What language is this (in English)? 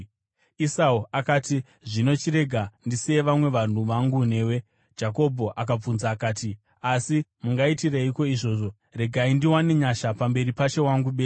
Shona